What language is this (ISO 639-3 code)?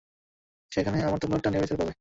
ben